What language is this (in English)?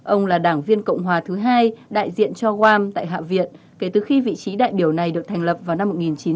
Vietnamese